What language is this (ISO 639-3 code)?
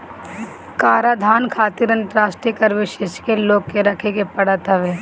bho